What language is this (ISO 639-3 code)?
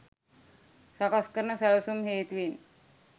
sin